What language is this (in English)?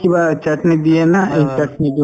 Assamese